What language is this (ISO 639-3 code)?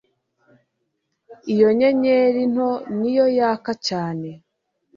kin